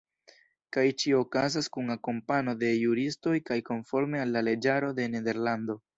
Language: Esperanto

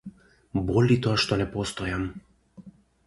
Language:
Macedonian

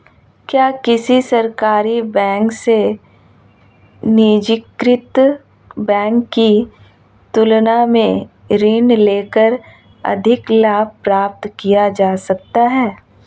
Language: Hindi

